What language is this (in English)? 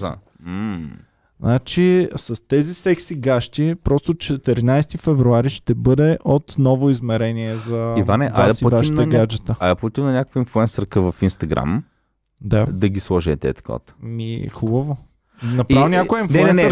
Bulgarian